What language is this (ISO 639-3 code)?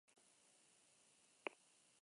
eus